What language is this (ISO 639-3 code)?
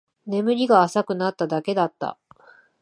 jpn